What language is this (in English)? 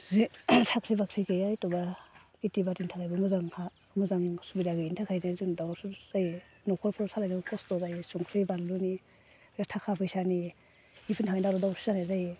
Bodo